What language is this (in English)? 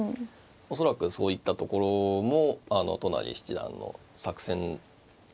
Japanese